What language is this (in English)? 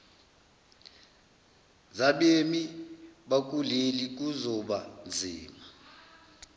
Zulu